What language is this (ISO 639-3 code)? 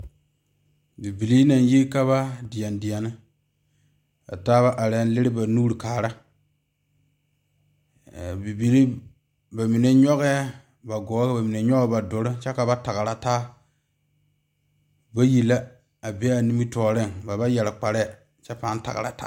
dga